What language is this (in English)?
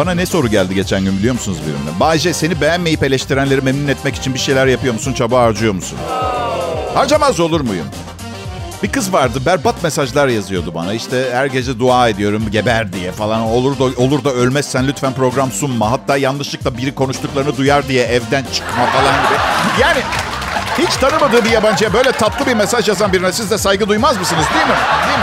Turkish